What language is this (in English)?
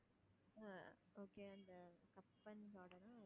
Tamil